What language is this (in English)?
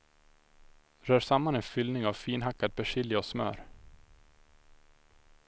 Swedish